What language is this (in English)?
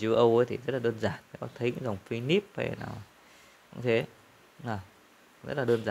Vietnamese